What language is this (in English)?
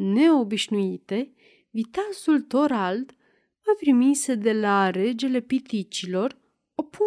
Romanian